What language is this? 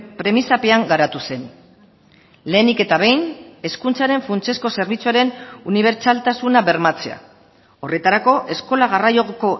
Basque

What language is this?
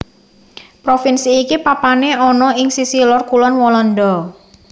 Javanese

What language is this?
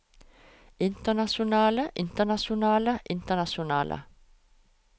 Norwegian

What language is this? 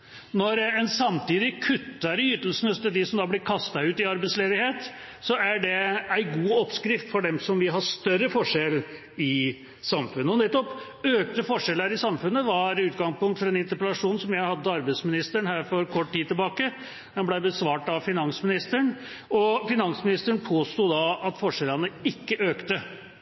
Norwegian Bokmål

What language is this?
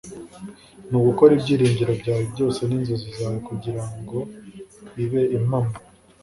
Kinyarwanda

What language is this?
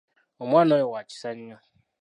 Ganda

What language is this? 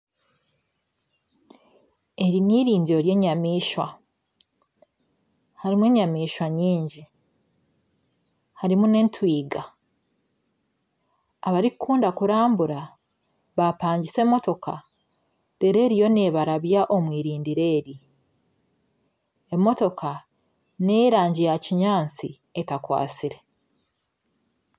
Nyankole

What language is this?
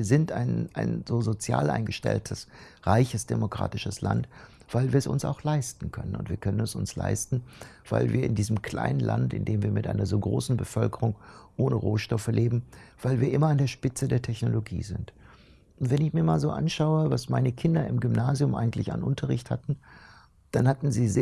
German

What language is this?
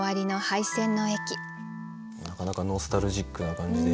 Japanese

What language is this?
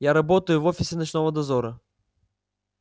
Russian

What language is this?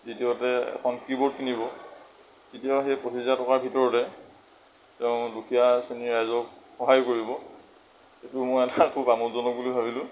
Assamese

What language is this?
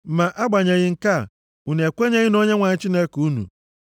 Igbo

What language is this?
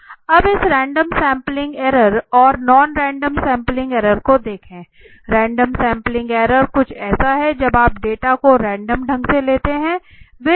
Hindi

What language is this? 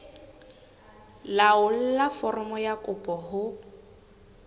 Southern Sotho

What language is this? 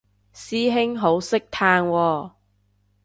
Cantonese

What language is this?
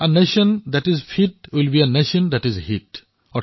Assamese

